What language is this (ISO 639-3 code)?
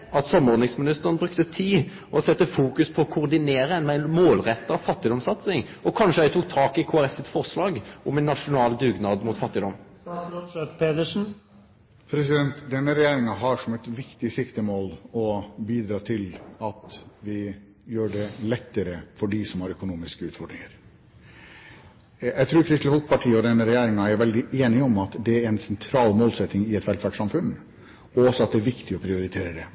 nor